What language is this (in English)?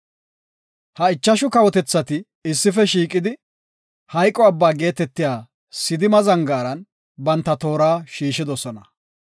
Gofa